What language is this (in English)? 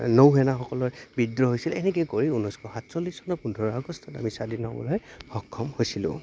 Assamese